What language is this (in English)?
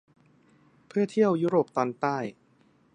Thai